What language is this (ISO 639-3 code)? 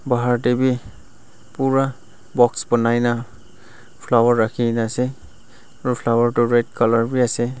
nag